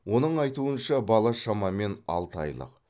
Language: Kazakh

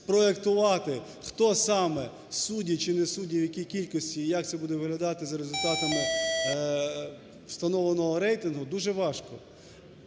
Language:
Ukrainian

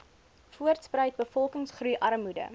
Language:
Afrikaans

